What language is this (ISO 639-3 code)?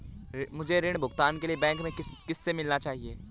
hin